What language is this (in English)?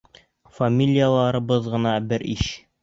Bashkir